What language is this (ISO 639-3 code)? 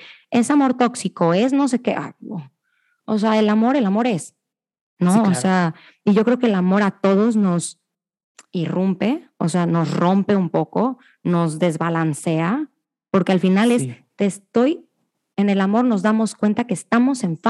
spa